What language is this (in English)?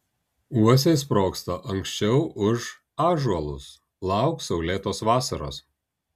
Lithuanian